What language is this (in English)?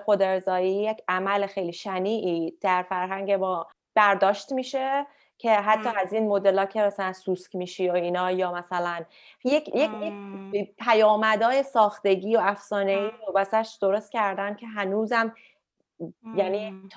Persian